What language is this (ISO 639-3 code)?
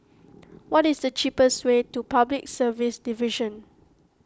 eng